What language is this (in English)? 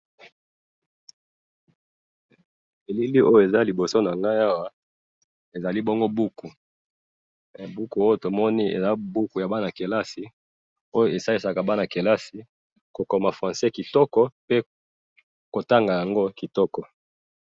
Lingala